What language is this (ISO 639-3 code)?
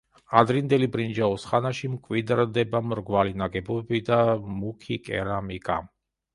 kat